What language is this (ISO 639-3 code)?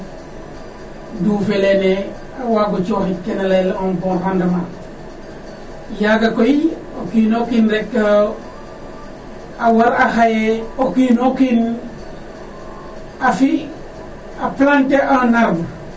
srr